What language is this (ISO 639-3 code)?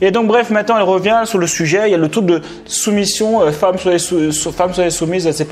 fra